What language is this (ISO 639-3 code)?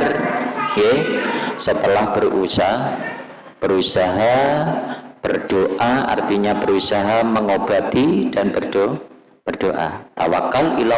ind